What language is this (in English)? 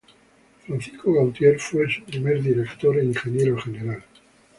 Spanish